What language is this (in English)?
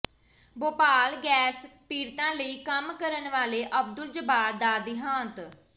Punjabi